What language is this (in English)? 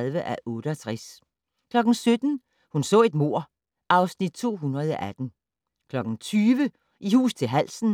Danish